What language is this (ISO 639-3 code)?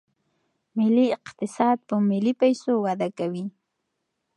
pus